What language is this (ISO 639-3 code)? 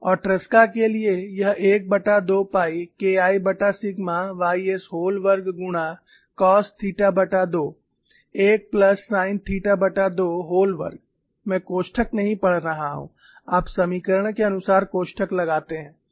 hin